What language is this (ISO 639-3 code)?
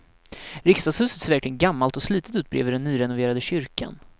swe